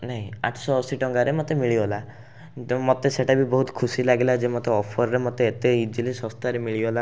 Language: Odia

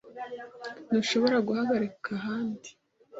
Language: Kinyarwanda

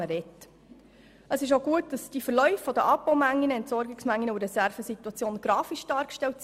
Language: Swiss German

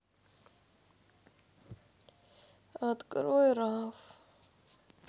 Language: Russian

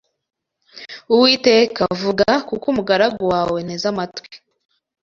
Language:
Kinyarwanda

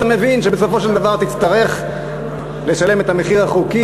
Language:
Hebrew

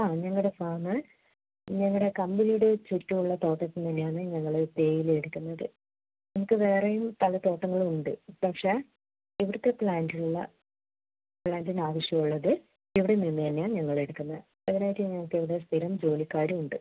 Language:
Malayalam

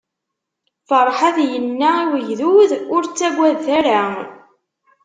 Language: Kabyle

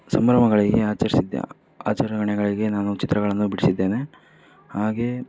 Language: Kannada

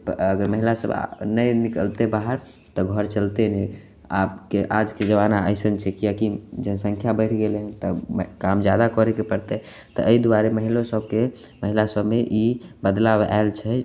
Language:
Maithili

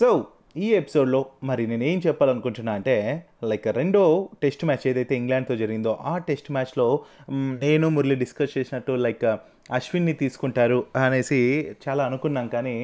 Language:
Telugu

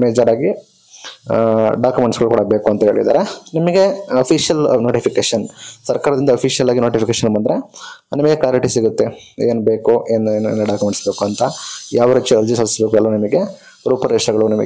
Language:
Kannada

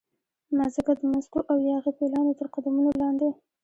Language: Pashto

